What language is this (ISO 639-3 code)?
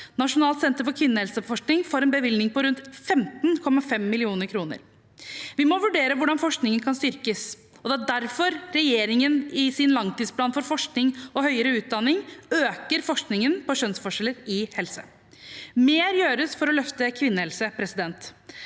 nor